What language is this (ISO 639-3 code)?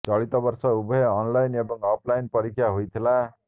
ori